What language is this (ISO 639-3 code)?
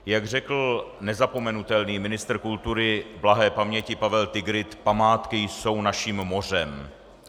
ces